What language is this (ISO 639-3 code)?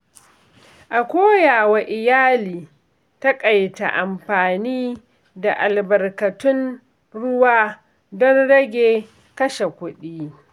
hau